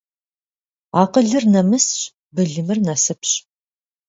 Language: Kabardian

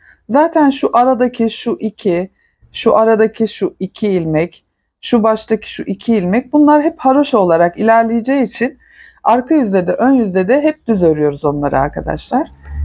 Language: Turkish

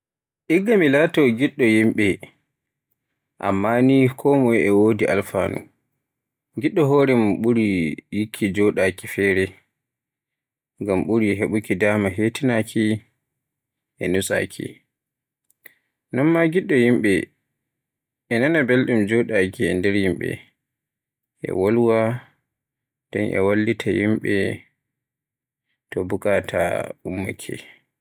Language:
Borgu Fulfulde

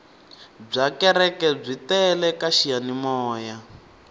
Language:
Tsonga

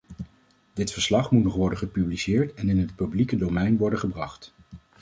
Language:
Dutch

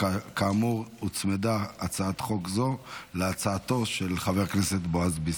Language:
Hebrew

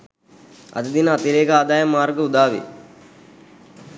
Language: Sinhala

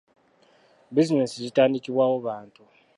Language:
Ganda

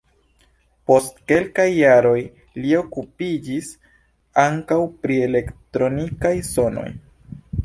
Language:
Esperanto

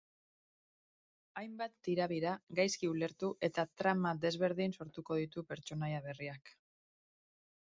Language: Basque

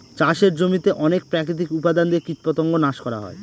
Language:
Bangla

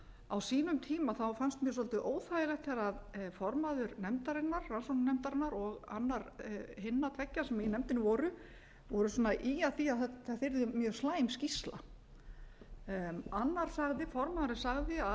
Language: Icelandic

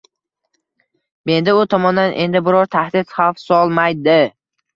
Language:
Uzbek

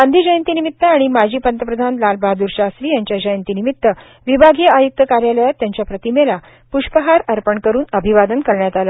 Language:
Marathi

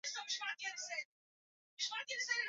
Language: Swahili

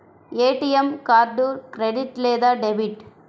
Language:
Telugu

